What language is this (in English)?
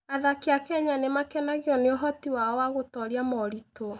Kikuyu